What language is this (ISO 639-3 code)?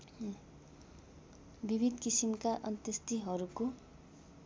nep